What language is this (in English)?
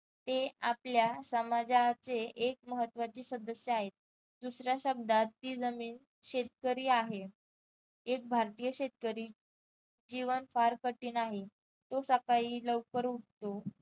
Marathi